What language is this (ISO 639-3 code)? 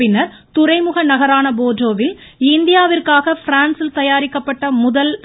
tam